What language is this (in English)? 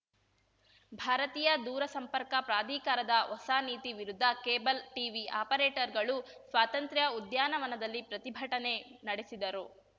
Kannada